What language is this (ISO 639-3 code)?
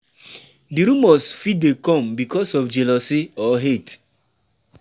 pcm